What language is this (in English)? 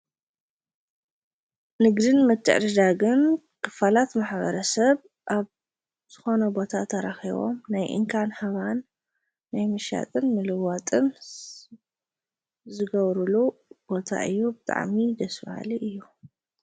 Tigrinya